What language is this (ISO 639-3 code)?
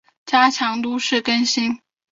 zho